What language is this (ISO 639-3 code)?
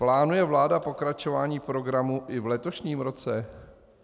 ces